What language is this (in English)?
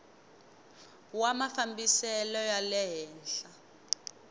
Tsonga